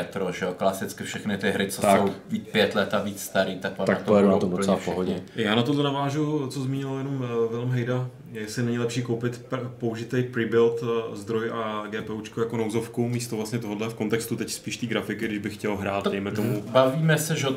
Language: Czech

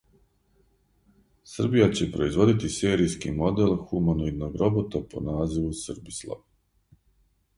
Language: Serbian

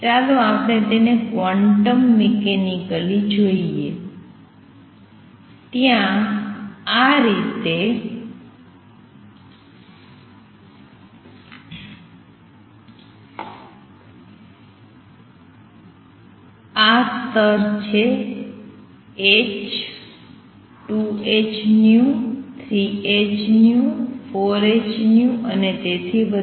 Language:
Gujarati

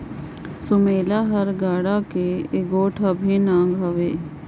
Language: Chhattisgarhi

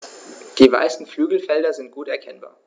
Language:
German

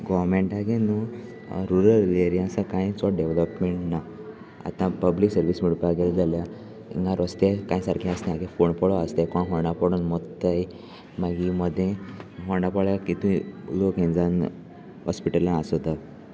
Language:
Konkani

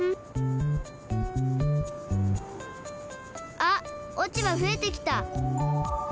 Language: Japanese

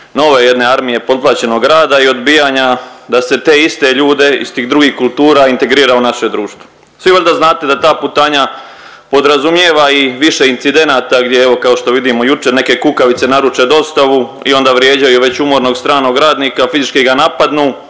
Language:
Croatian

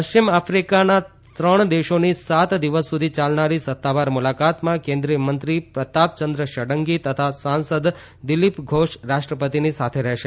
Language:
Gujarati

